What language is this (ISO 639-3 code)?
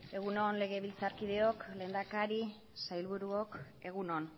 eus